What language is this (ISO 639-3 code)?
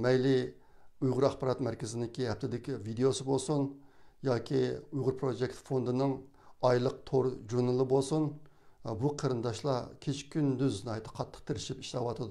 tur